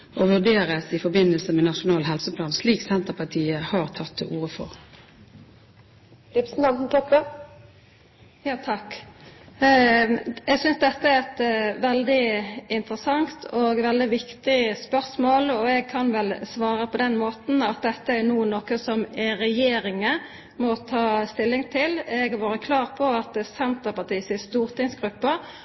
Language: Norwegian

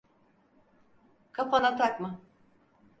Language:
Turkish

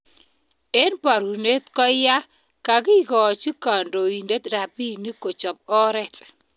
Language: Kalenjin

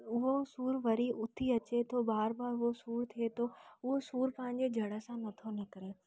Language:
Sindhi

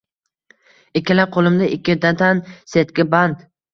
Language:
Uzbek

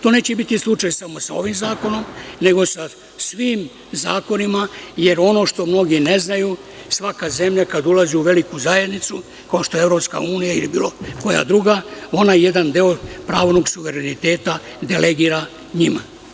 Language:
Serbian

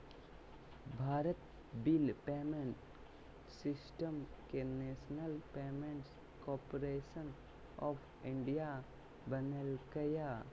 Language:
Magahi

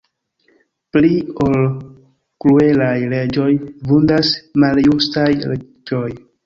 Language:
Esperanto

